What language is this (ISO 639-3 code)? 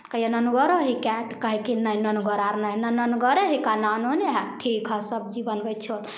mai